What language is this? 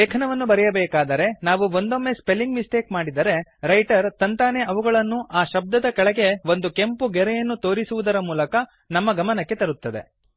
Kannada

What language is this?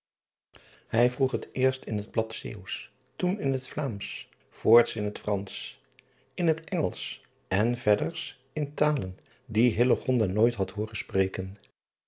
Dutch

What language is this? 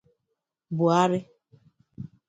Igbo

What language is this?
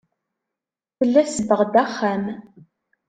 Kabyle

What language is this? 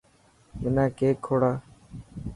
Dhatki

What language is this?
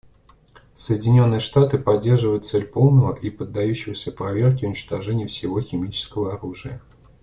Russian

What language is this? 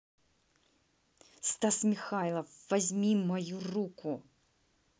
Russian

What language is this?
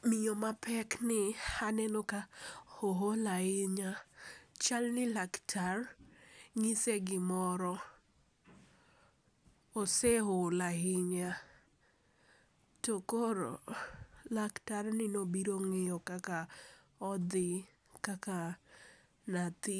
Luo (Kenya and Tanzania)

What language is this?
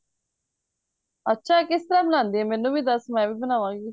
Punjabi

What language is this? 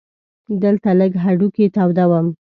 Pashto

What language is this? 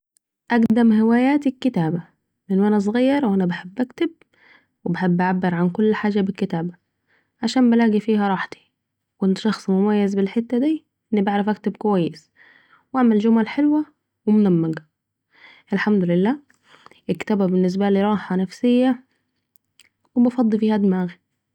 Saidi Arabic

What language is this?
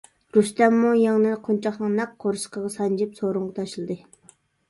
Uyghur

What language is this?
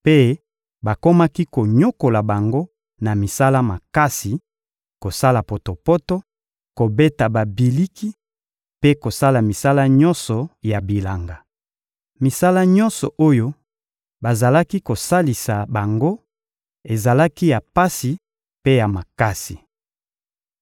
Lingala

